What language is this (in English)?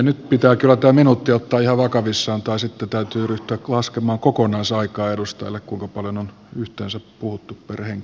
Finnish